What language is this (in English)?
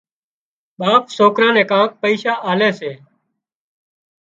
Wadiyara Koli